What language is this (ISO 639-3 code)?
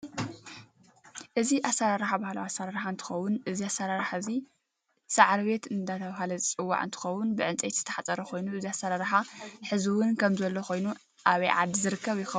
tir